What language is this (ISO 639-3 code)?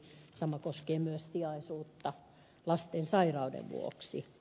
fin